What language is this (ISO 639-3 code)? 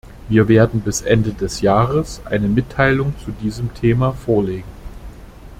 deu